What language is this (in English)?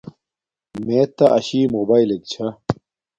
Domaaki